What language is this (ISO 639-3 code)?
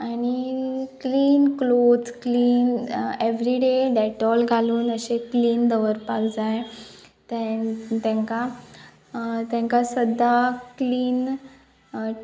kok